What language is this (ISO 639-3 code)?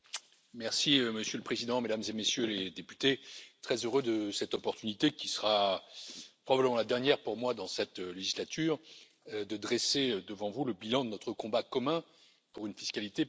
fra